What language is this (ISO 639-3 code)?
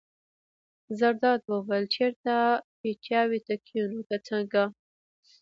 pus